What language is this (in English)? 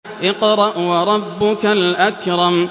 Arabic